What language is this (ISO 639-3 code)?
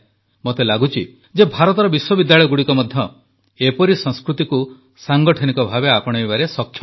ori